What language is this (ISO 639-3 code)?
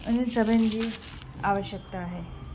snd